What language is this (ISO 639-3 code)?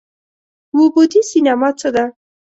pus